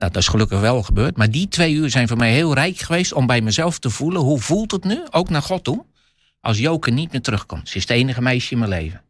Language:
Dutch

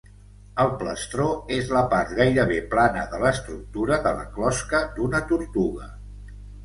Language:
Catalan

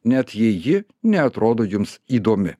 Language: Lithuanian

